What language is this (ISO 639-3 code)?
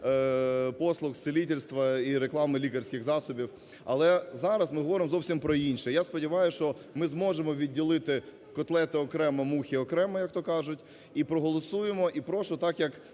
ukr